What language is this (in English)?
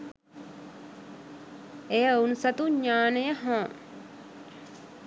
Sinhala